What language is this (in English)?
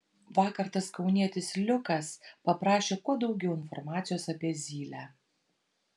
Lithuanian